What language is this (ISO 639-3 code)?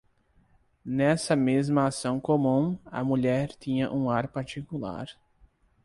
por